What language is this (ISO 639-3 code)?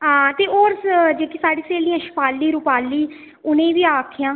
doi